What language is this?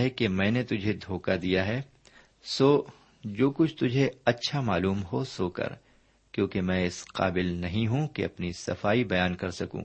Urdu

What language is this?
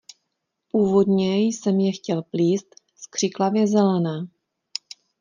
Czech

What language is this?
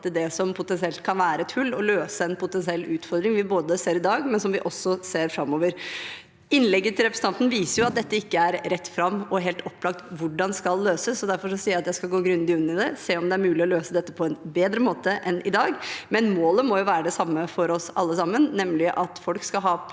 Norwegian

